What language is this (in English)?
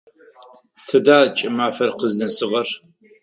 Adyghe